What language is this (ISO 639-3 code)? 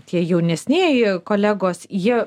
lit